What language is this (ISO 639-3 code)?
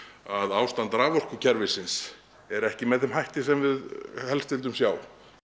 isl